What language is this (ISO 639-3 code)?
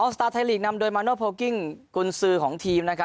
tha